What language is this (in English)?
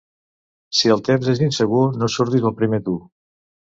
Catalan